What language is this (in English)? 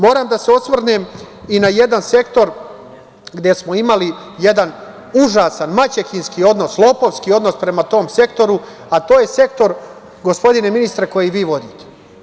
Serbian